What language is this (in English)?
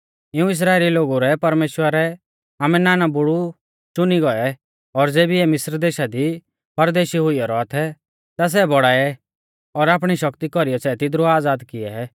Mahasu Pahari